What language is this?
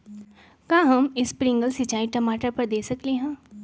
Magahi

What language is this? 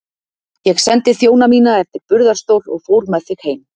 Icelandic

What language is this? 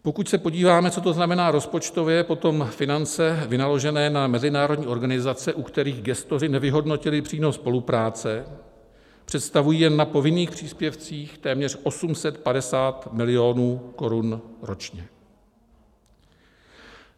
Czech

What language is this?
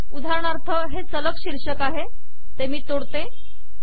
Marathi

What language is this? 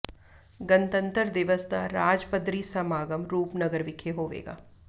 Punjabi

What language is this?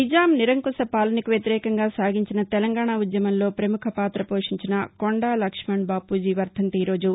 Telugu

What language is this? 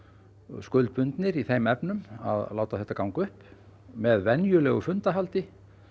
Icelandic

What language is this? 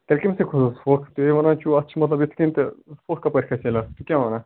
Kashmiri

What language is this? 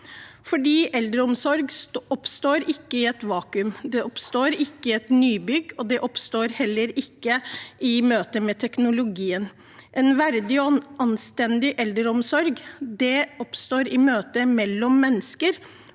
Norwegian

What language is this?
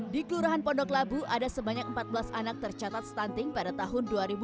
Indonesian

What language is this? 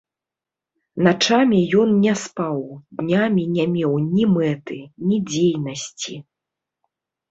Belarusian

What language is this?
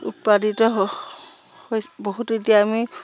Assamese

